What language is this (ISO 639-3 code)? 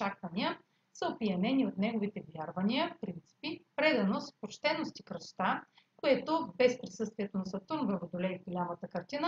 bul